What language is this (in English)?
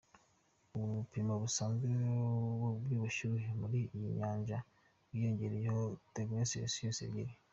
Kinyarwanda